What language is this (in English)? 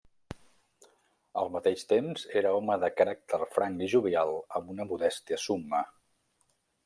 Catalan